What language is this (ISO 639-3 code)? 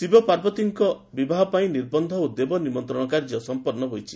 ori